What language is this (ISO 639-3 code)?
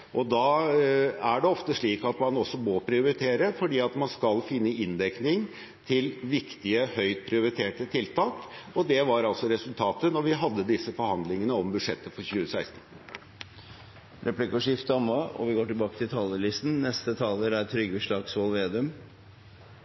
nor